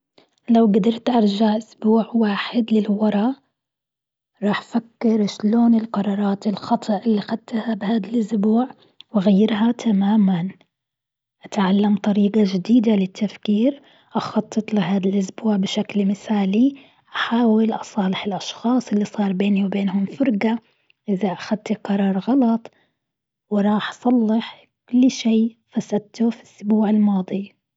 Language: Gulf Arabic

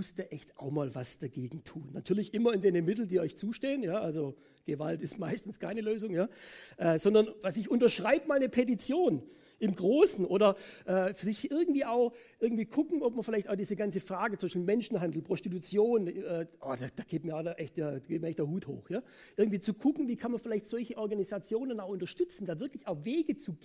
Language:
German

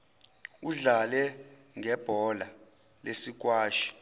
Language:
Zulu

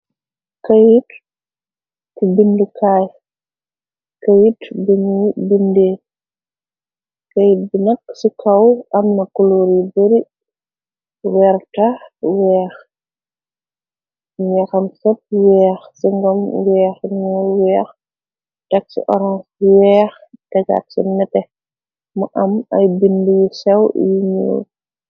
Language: Wolof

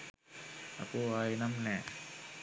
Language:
Sinhala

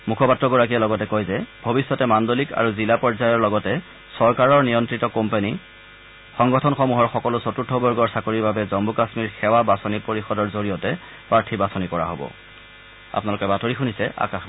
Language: Assamese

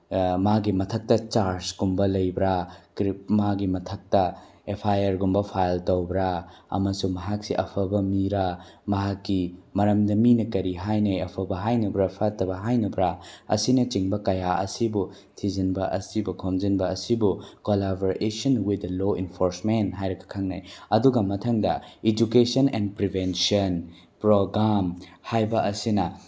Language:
Manipuri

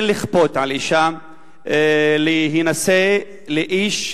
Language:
Hebrew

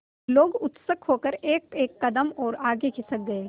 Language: Hindi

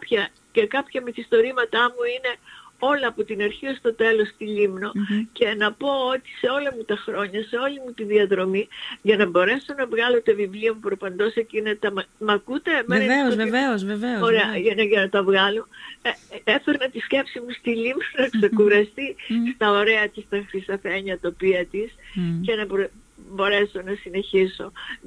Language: Greek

